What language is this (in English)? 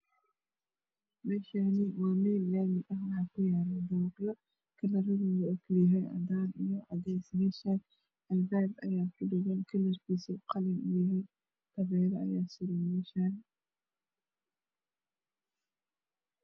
Somali